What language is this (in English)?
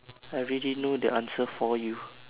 English